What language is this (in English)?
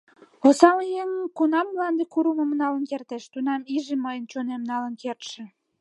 Mari